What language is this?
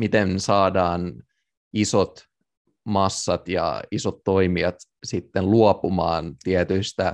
Finnish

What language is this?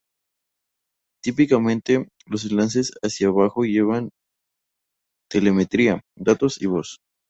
Spanish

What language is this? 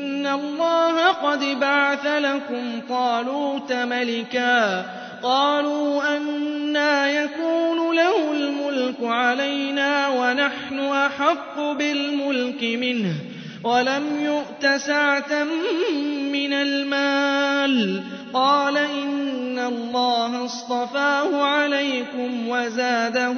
Arabic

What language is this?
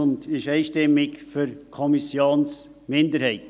Swiss German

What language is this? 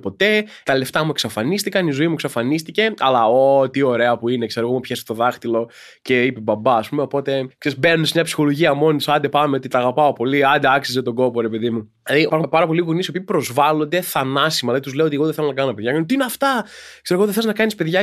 Greek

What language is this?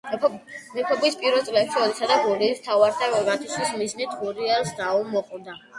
Georgian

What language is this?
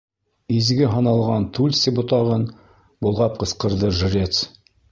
Bashkir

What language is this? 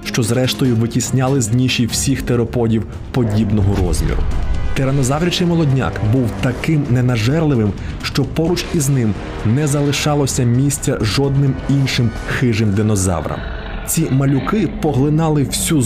Ukrainian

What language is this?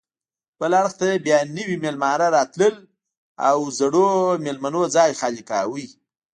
Pashto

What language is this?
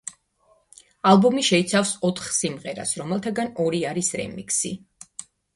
Georgian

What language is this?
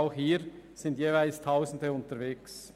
Swiss German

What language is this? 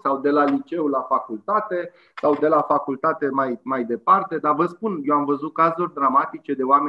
Romanian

